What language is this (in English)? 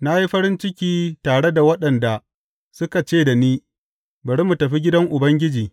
Hausa